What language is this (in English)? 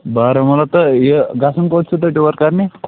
Kashmiri